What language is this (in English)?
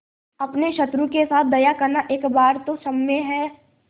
Hindi